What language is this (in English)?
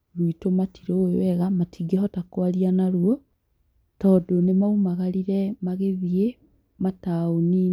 Kikuyu